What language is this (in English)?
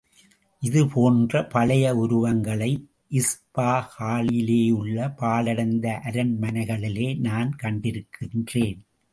Tamil